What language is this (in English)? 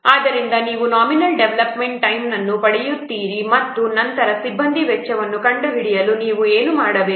Kannada